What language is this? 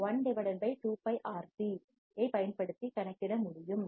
Tamil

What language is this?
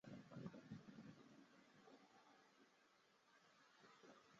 Chinese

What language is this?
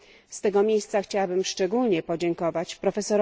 Polish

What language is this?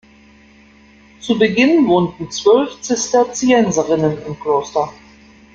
German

